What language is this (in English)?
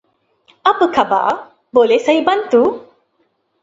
Malay